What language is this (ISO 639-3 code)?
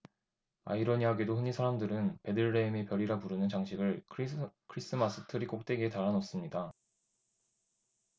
kor